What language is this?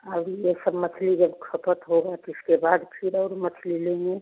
Hindi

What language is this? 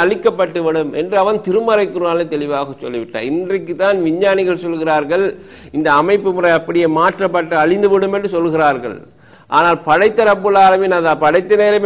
Tamil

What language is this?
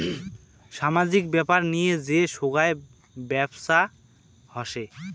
Bangla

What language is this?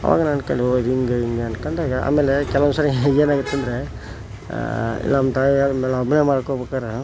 Kannada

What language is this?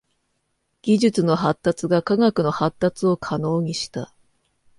Japanese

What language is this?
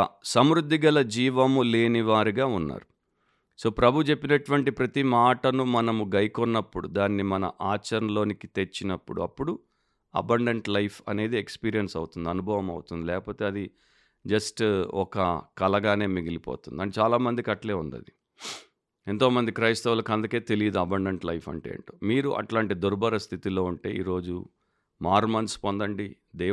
Telugu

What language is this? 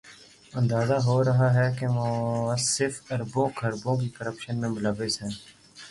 Urdu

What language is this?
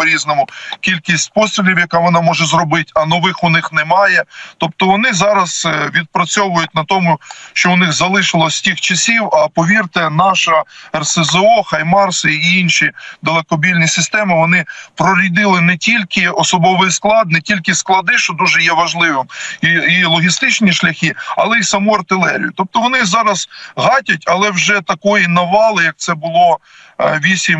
Ukrainian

